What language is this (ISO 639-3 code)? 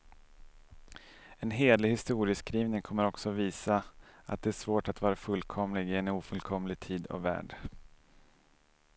swe